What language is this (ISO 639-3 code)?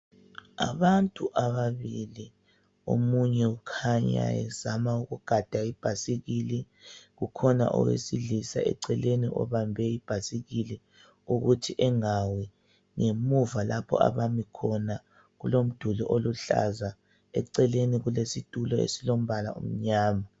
nde